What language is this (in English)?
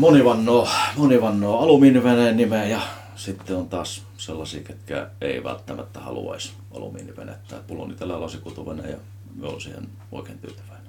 Finnish